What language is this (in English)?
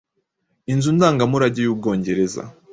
Kinyarwanda